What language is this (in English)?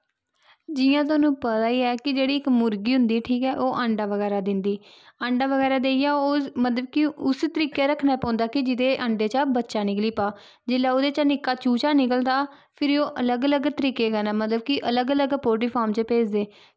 Dogri